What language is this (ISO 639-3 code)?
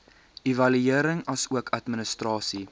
afr